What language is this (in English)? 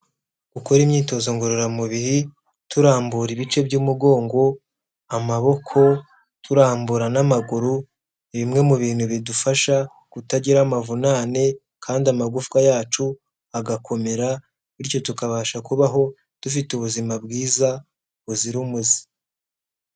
Kinyarwanda